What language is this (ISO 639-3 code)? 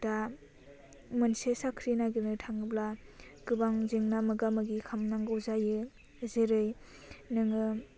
brx